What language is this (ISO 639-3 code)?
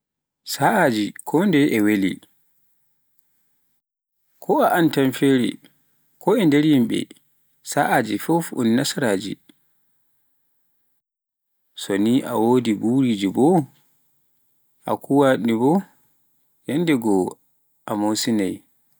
fuf